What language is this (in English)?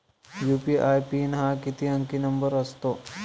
Marathi